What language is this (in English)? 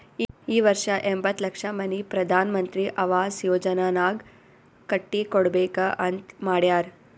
Kannada